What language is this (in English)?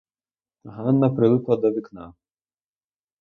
Ukrainian